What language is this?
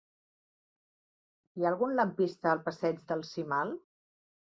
Catalan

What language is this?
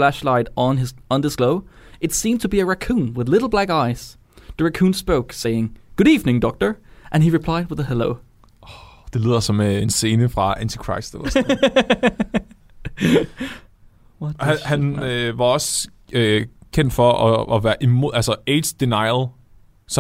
Danish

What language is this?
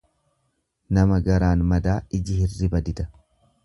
Oromo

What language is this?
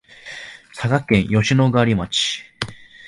Japanese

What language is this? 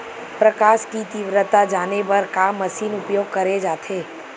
Chhattisgarhi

